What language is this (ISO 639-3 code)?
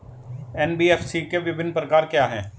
hin